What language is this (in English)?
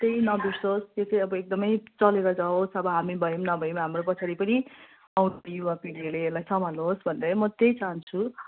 Nepali